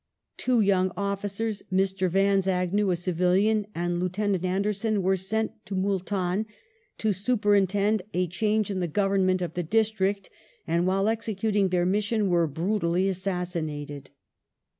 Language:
English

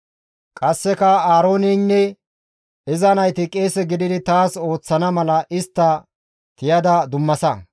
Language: Gamo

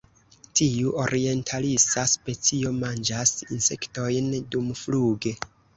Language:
Esperanto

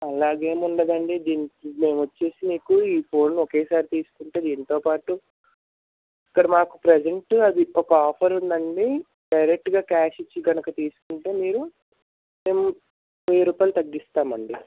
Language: Telugu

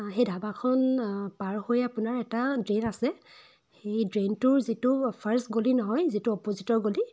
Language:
Assamese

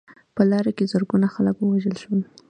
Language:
Pashto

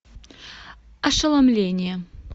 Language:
Russian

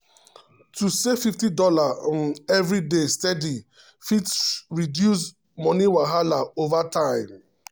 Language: Nigerian Pidgin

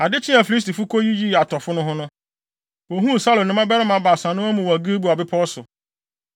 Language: Akan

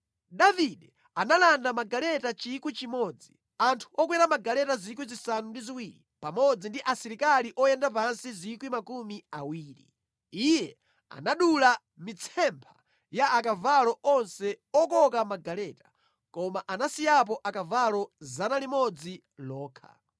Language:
Nyanja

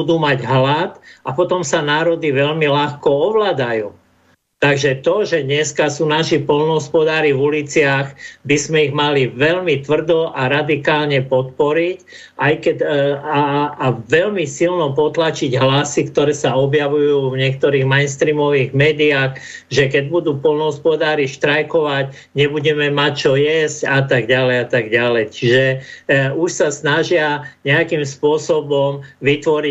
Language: Slovak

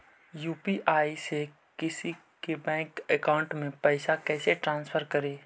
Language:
Magahi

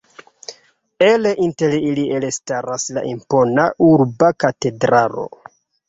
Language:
Esperanto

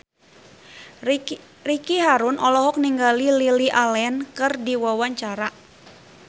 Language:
Sundanese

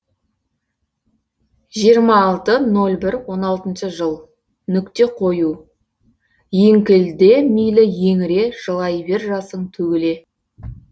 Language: Kazakh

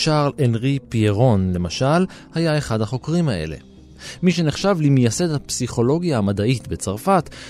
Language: Hebrew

